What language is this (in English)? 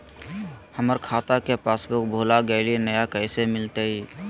Magahi